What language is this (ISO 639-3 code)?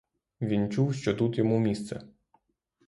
ukr